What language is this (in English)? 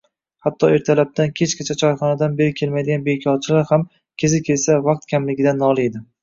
Uzbek